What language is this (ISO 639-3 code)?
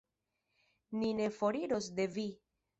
epo